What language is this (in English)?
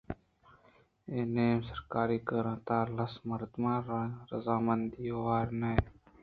Eastern Balochi